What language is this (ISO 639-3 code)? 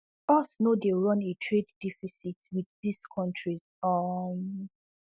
pcm